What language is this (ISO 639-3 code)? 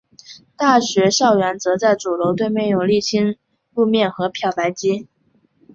zho